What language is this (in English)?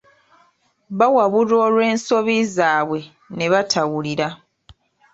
Ganda